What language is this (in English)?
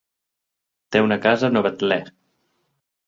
Catalan